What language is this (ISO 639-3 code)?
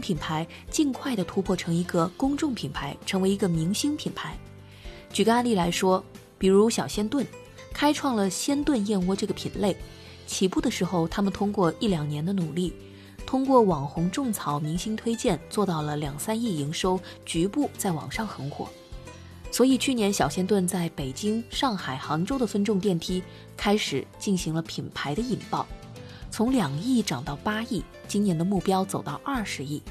zho